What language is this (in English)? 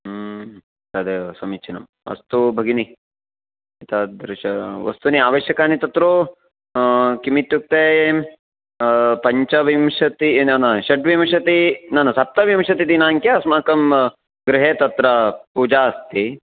Sanskrit